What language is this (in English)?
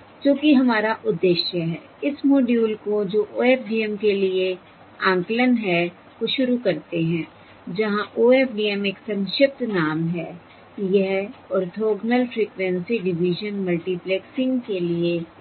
Hindi